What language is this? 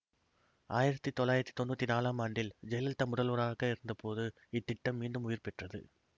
Tamil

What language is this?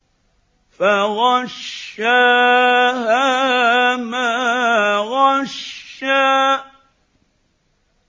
Arabic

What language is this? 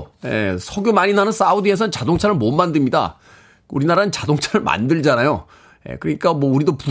Korean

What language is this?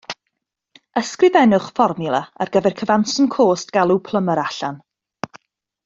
Welsh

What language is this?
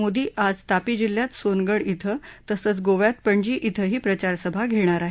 Marathi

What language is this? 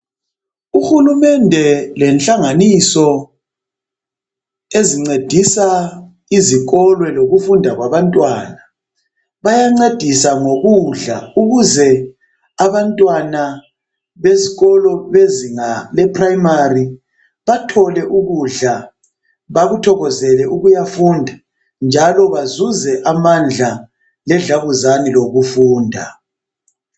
North Ndebele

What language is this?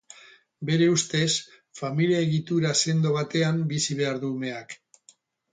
Basque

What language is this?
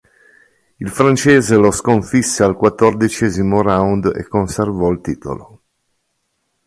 Italian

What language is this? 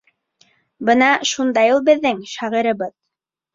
Bashkir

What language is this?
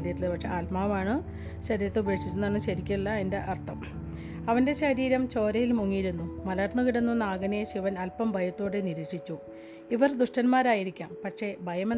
Malayalam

